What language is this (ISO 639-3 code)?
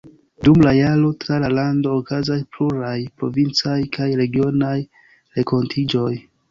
epo